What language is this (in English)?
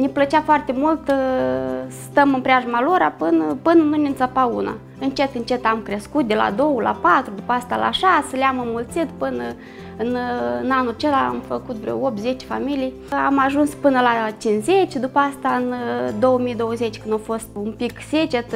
Romanian